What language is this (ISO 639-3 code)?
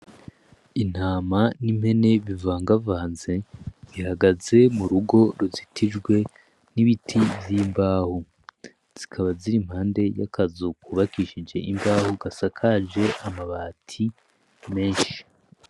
run